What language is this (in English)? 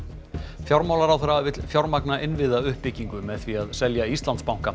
Icelandic